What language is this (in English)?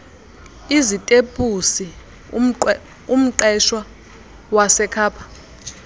Xhosa